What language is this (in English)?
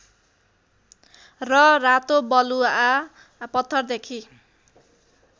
Nepali